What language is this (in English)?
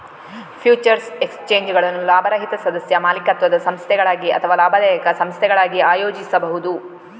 Kannada